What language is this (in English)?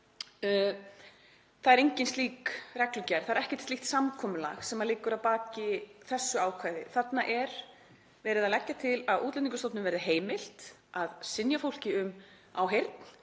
Icelandic